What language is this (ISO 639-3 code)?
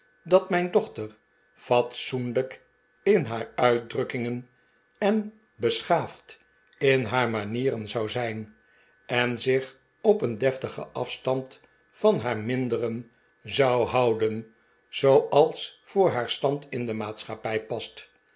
nld